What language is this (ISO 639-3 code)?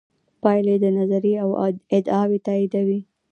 pus